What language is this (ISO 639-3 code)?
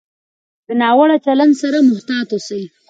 pus